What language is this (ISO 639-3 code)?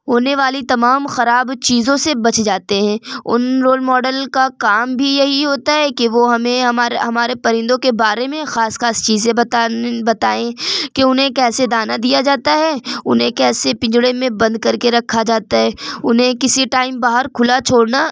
urd